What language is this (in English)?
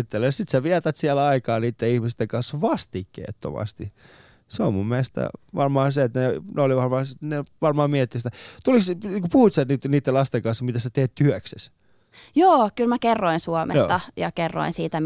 Finnish